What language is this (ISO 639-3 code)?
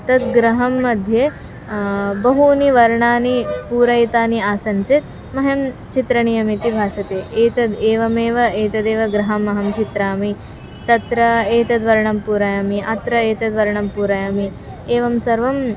san